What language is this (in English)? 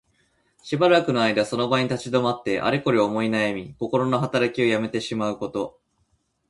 Japanese